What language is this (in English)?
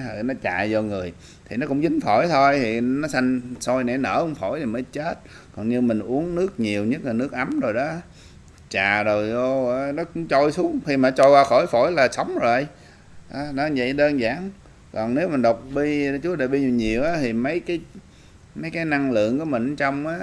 Vietnamese